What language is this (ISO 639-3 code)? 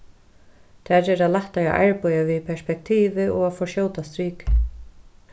fao